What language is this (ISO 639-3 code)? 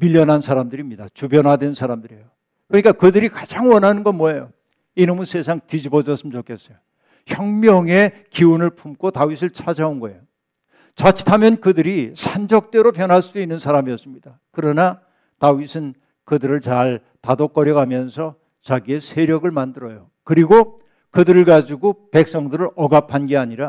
kor